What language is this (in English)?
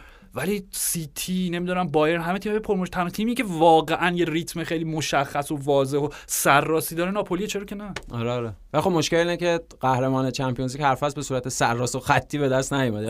Persian